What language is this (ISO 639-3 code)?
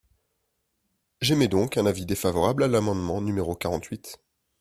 fra